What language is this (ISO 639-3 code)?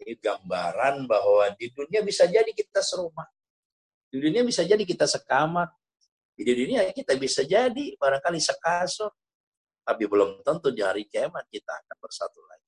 ind